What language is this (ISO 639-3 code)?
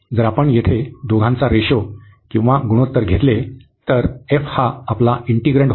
mar